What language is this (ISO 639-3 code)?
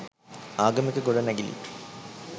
sin